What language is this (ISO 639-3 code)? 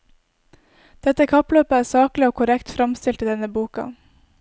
nor